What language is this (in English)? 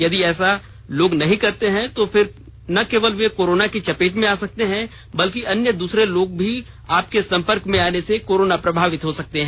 Hindi